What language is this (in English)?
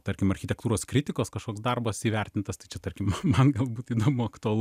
Lithuanian